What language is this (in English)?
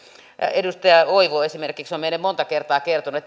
Finnish